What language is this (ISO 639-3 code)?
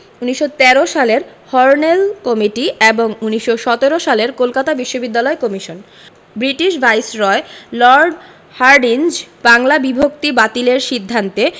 ben